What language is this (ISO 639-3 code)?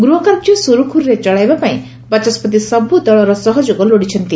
ori